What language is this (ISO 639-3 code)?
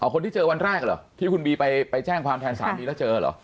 tha